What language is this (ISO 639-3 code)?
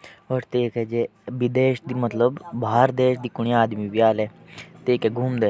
jns